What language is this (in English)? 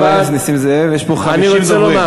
Hebrew